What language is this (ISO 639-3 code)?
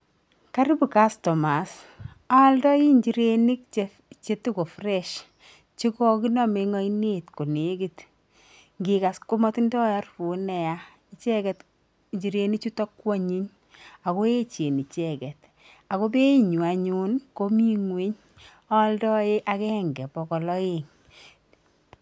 kln